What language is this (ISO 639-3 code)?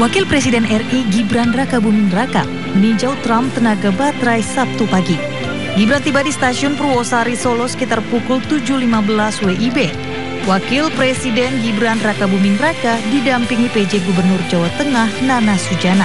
ind